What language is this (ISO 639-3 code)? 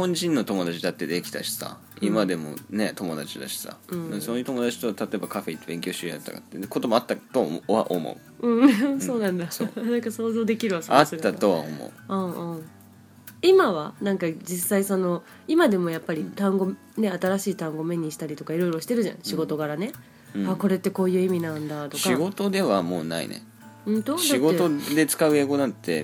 jpn